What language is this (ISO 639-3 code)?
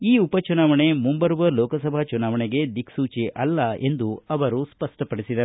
kan